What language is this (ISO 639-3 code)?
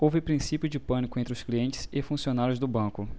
por